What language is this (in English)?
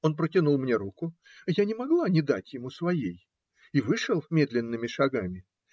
Russian